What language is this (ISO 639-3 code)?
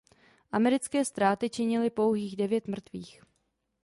ces